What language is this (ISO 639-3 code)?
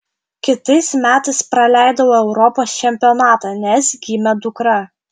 lit